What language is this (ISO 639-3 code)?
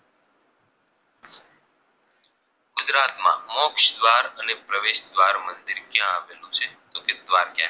guj